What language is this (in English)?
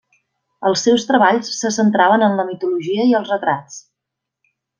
Catalan